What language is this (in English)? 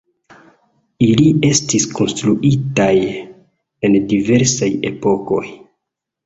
Esperanto